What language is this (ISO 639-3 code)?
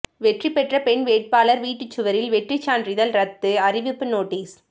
tam